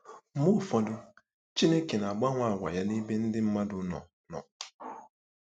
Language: Igbo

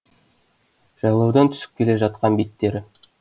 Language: Kazakh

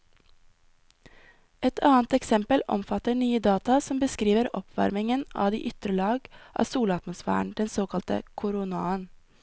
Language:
Norwegian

